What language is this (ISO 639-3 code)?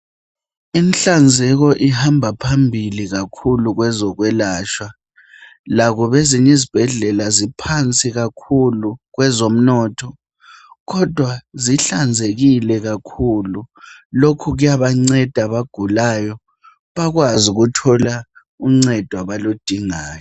nde